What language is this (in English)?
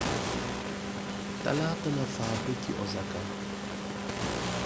Wolof